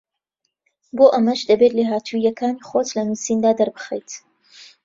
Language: Central Kurdish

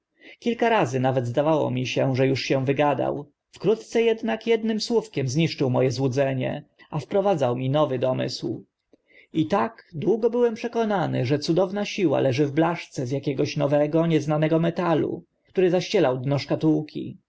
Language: Polish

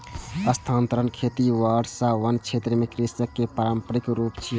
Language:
Maithili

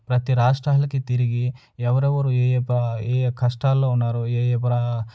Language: Telugu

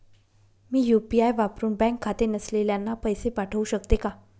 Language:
Marathi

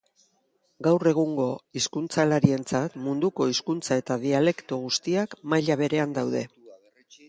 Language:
Basque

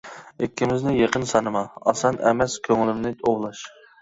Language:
Uyghur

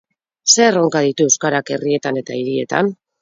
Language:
Basque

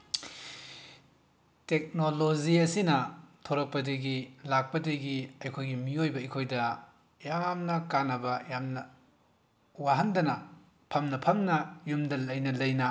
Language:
Manipuri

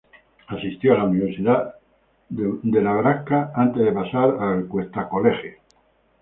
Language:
Spanish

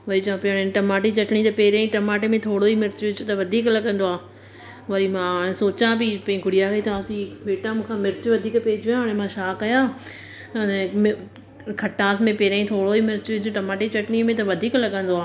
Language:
Sindhi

